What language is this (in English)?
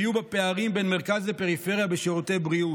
Hebrew